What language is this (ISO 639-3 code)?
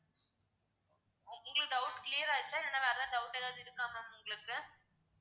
tam